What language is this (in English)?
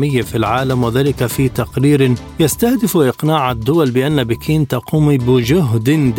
Arabic